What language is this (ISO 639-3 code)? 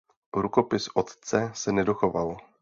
ces